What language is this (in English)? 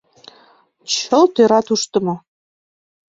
Mari